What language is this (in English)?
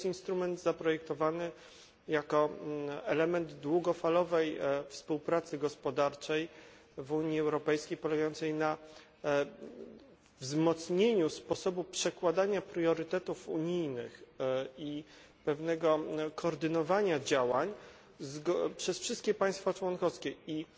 Polish